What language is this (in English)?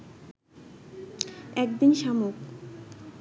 Bangla